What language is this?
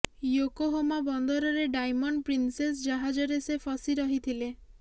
Odia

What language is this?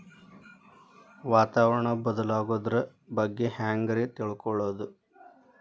Kannada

